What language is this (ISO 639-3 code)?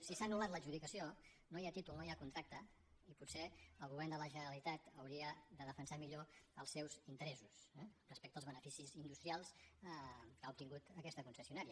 cat